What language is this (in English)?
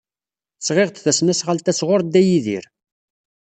Kabyle